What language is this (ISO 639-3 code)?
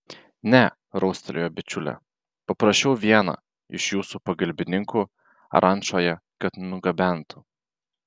lit